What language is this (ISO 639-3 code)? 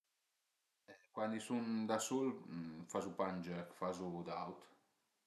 pms